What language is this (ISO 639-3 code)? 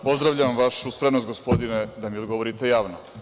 srp